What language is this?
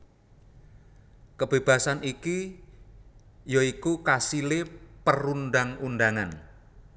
Javanese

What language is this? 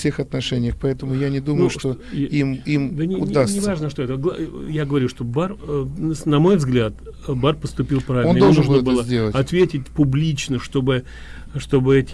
Russian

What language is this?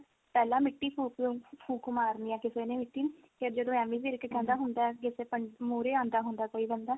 Punjabi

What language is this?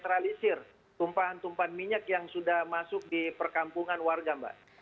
Indonesian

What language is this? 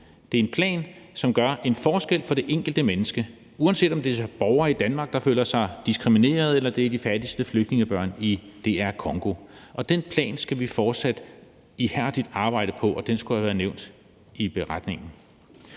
Danish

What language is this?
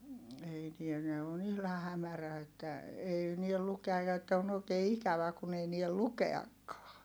Finnish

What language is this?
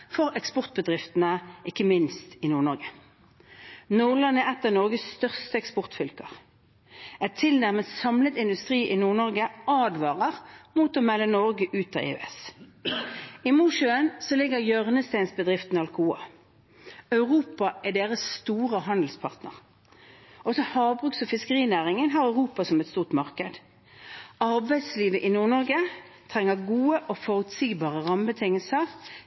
Norwegian Bokmål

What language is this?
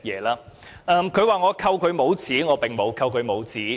Cantonese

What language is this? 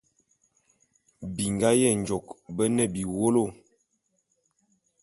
Bulu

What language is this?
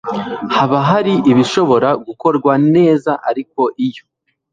Kinyarwanda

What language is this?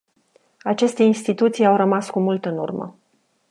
Romanian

